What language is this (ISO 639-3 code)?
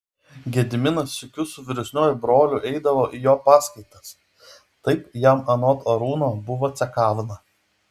lit